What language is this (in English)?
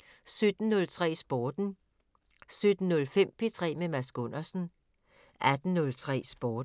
Danish